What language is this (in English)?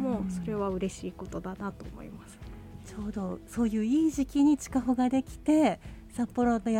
Japanese